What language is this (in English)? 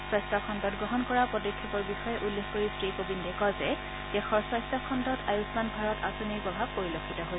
Assamese